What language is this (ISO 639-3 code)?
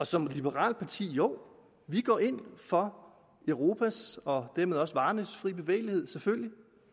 dan